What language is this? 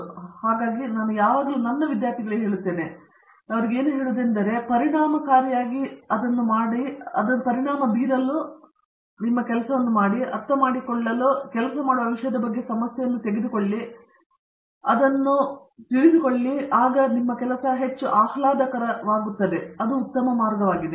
Kannada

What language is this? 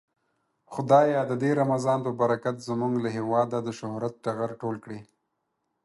Pashto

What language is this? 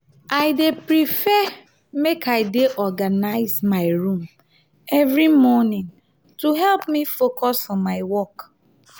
Nigerian Pidgin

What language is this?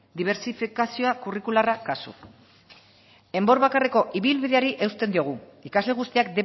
Basque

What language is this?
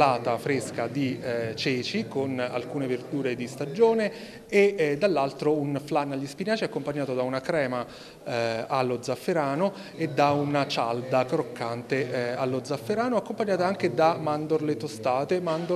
Italian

